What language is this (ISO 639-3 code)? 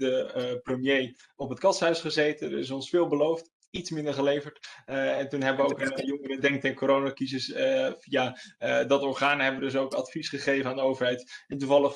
nld